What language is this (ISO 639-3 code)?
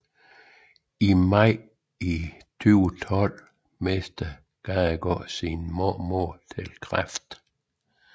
dan